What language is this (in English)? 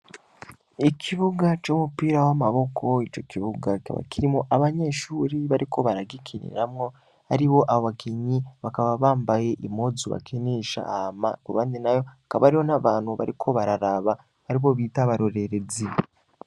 Rundi